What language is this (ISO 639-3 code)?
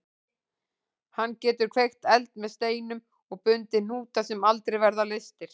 isl